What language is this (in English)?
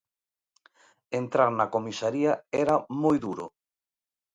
Galician